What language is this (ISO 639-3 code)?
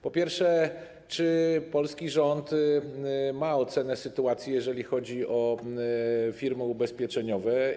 pol